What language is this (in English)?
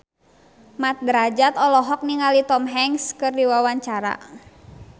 Sundanese